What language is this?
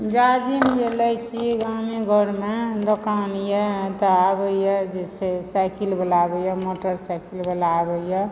Maithili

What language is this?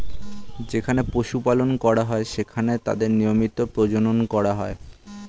Bangla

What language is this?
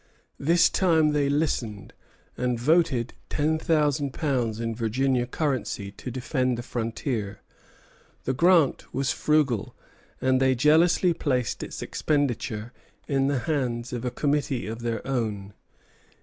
English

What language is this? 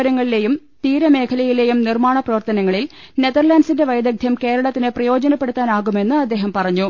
Malayalam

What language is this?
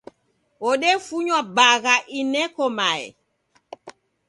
Taita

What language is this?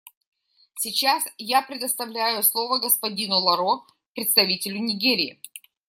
Russian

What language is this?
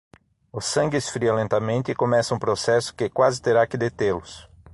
Portuguese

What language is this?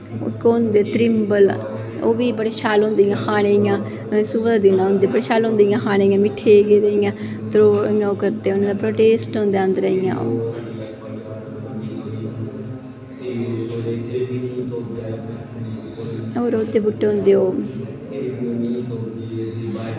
Dogri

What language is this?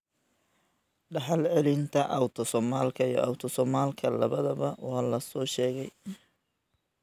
Somali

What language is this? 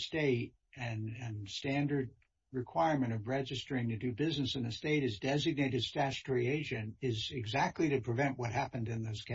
English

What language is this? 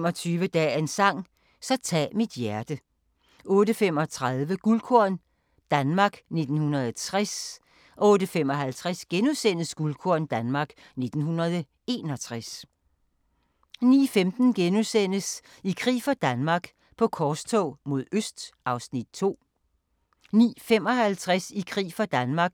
Danish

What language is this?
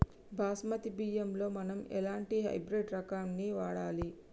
Telugu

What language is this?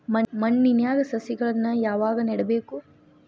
Kannada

